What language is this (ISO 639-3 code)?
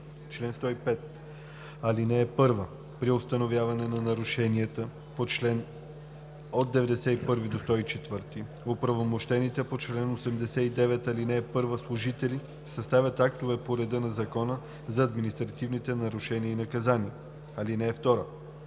bul